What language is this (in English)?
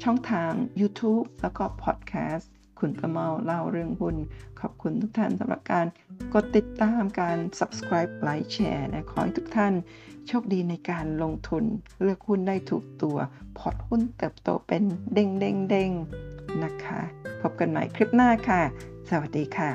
Thai